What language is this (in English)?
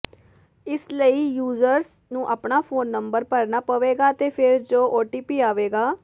Punjabi